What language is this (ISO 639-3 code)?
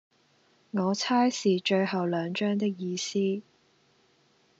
yue